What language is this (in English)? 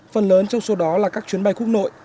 Vietnamese